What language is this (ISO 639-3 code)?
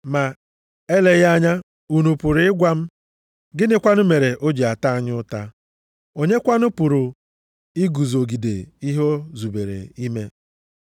ibo